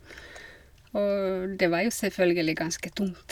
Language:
Norwegian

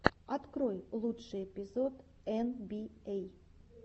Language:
Russian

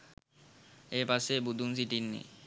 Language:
Sinhala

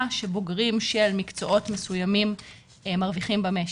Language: Hebrew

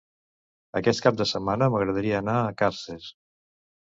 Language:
Catalan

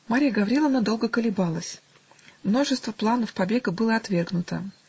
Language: Russian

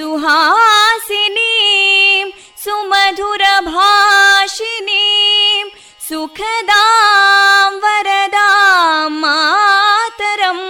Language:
Kannada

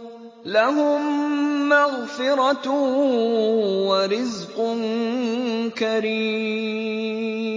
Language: Arabic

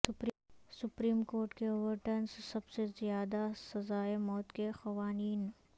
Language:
Urdu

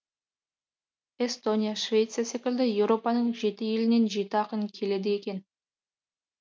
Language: Kazakh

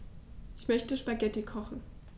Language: German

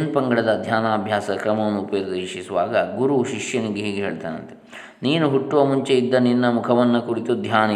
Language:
Kannada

